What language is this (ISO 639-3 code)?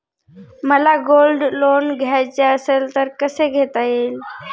mar